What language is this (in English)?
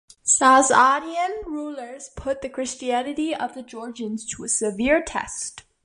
English